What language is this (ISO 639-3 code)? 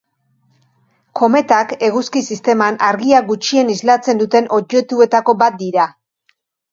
eus